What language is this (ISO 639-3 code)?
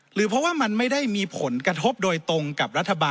tha